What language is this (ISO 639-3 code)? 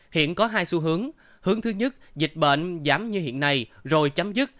vie